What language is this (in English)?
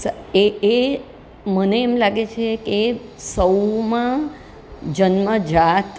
Gujarati